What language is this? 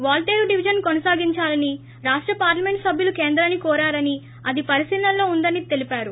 Telugu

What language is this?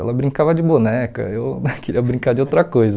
Portuguese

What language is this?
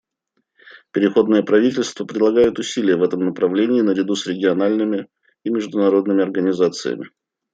Russian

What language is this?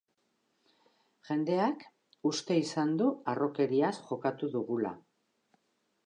Basque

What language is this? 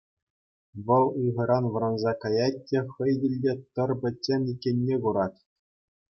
Chuvash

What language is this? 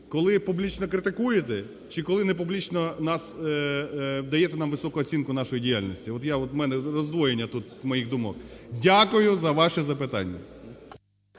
Ukrainian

